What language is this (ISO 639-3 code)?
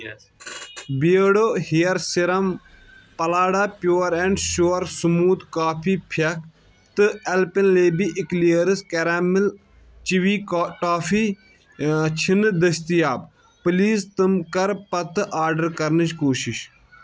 kas